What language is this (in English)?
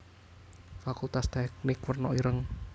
Javanese